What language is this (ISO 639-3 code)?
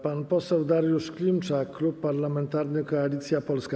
pol